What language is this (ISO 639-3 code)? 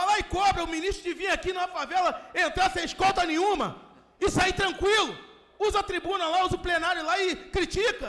por